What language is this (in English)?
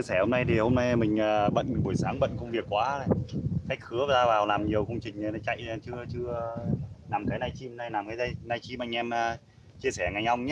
Vietnamese